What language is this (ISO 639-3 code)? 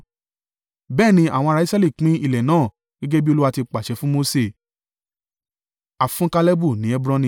yor